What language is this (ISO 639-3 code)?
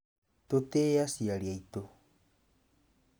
kik